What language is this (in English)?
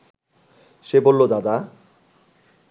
Bangla